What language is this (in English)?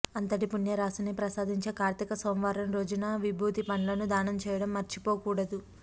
Telugu